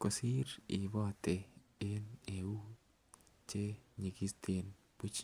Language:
Kalenjin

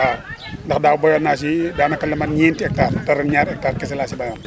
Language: Wolof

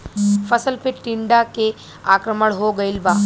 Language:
Bhojpuri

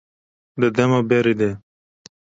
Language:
Kurdish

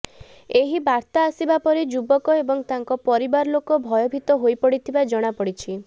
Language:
Odia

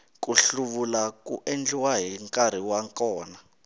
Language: Tsonga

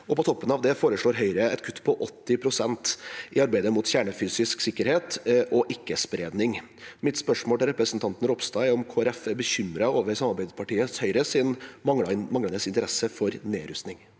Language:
Norwegian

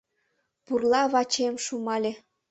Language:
Mari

